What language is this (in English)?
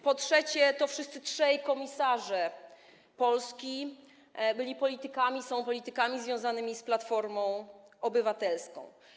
Polish